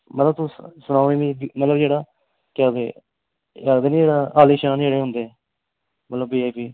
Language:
Dogri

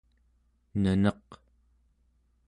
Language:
Central Yupik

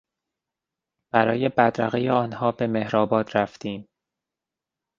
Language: Persian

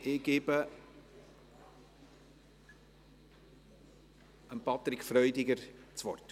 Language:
Swiss German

